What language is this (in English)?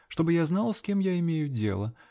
Russian